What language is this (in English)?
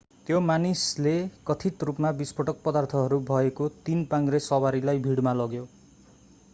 Nepali